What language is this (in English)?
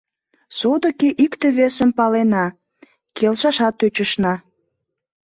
Mari